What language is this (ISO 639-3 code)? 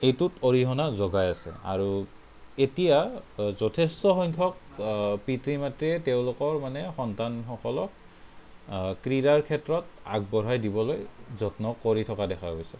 asm